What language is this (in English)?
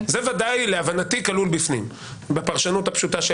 Hebrew